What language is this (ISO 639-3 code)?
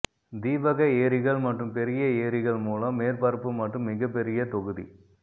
tam